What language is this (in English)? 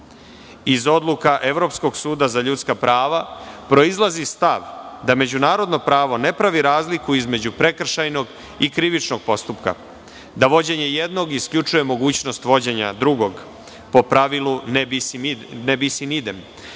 Serbian